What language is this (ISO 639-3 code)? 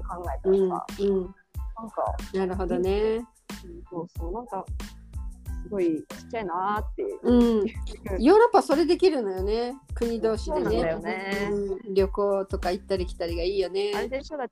jpn